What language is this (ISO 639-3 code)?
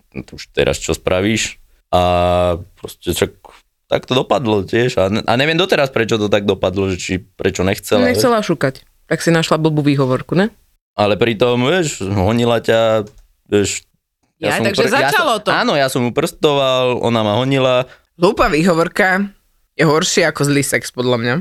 slk